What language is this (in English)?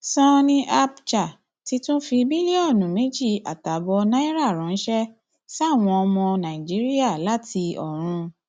Yoruba